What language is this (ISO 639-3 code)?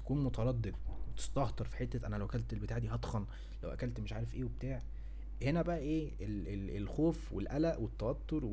ara